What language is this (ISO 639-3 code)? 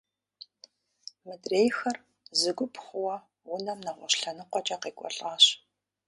kbd